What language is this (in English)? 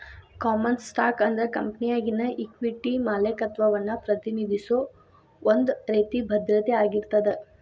Kannada